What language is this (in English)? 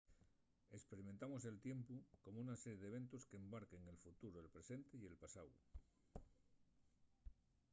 Asturian